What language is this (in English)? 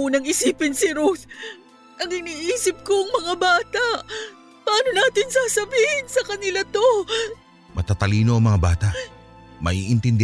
Filipino